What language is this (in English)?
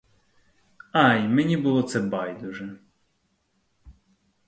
Ukrainian